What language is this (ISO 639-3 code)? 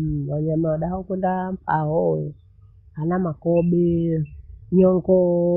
bou